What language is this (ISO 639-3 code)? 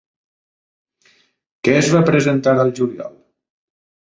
cat